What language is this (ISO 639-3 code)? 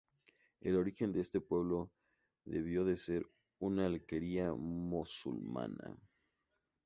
spa